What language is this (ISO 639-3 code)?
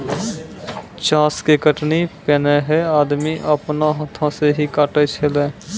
mai